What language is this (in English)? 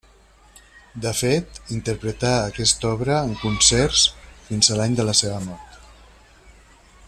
Catalan